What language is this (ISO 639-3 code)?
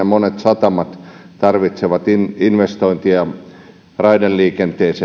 fin